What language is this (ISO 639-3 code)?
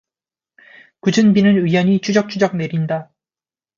kor